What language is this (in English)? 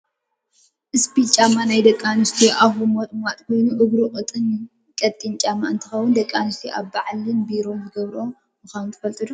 Tigrinya